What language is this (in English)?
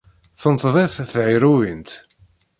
Kabyle